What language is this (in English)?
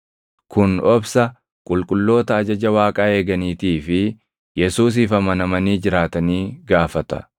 Oromo